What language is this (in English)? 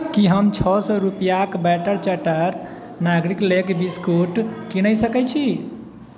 Maithili